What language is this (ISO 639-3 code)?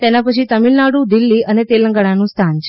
guj